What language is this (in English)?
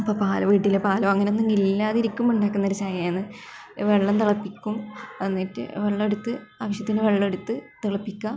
Malayalam